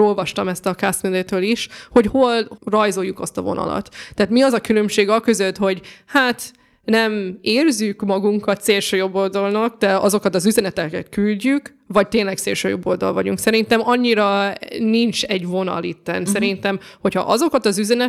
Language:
Hungarian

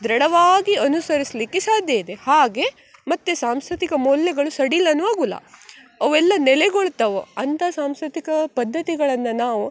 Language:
Kannada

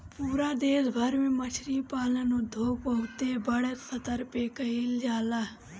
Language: Bhojpuri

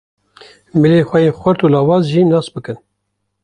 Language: Kurdish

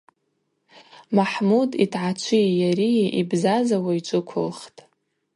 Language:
Abaza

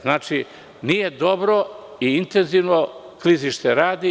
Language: Serbian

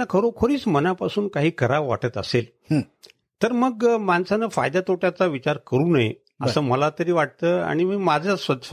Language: Marathi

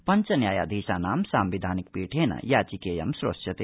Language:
Sanskrit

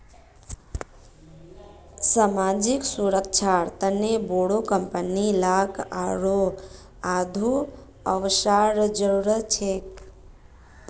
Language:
Magahi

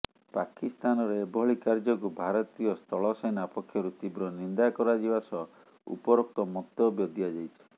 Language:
Odia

